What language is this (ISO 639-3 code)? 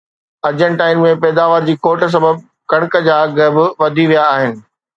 snd